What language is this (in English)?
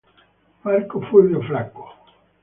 Italian